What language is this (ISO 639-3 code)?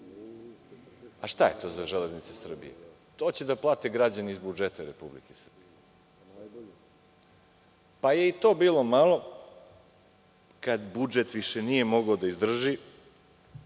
srp